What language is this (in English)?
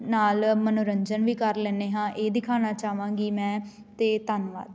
Punjabi